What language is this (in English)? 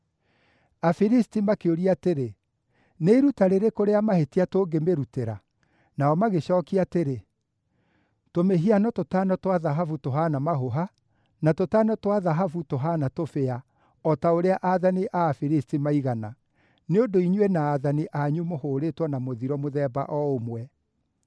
Kikuyu